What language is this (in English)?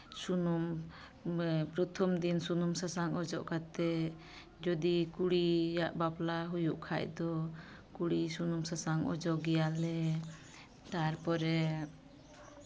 Santali